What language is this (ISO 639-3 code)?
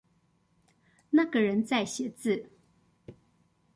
zho